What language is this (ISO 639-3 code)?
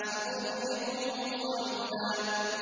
ara